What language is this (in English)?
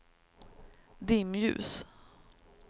Swedish